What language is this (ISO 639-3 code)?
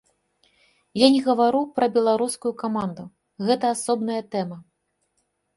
bel